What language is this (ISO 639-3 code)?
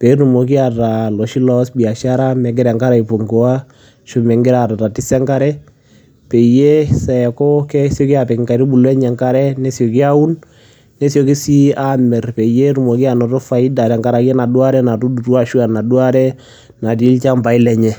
mas